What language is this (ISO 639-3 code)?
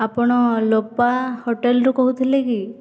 ori